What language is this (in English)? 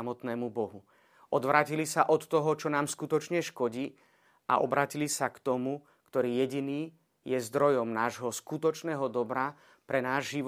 Slovak